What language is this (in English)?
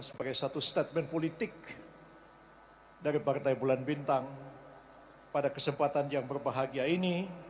Indonesian